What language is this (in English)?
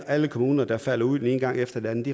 Danish